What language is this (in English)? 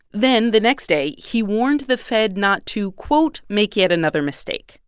English